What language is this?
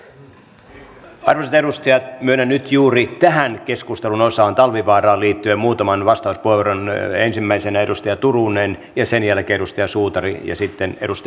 Finnish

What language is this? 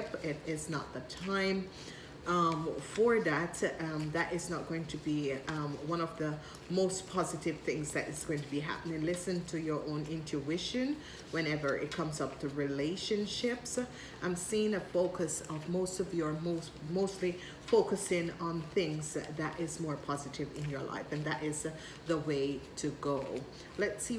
English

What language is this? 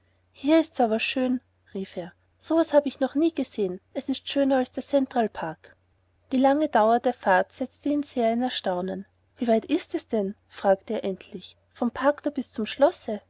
German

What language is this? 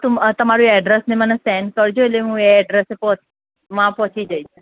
Gujarati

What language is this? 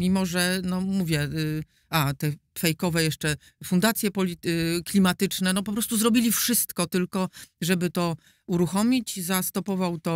Polish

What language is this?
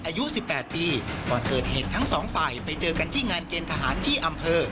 Thai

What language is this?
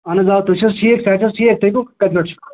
Kashmiri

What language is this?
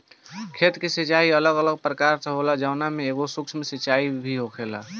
Bhojpuri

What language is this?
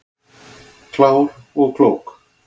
Icelandic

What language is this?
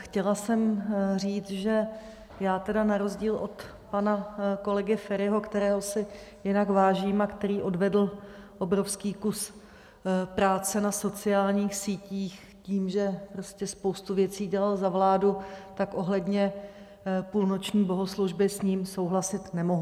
Czech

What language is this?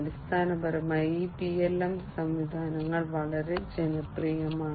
Malayalam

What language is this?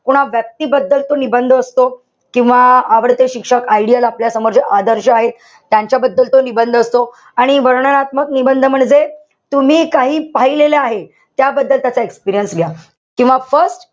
Marathi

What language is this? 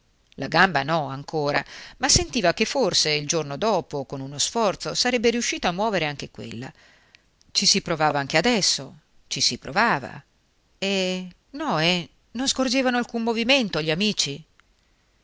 Italian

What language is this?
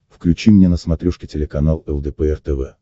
Russian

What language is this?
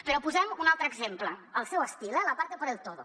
Catalan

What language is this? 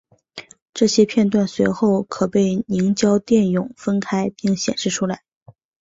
Chinese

